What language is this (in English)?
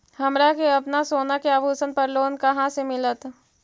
Magahi